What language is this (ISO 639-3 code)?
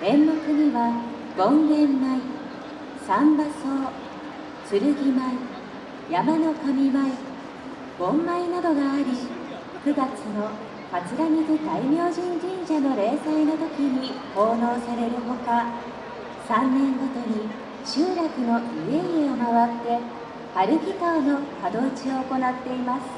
jpn